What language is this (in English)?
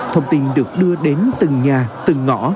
Vietnamese